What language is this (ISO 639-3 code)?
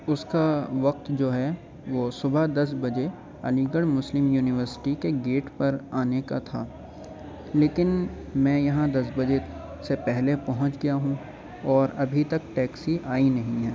urd